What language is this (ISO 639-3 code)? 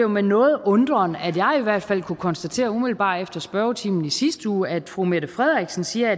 dan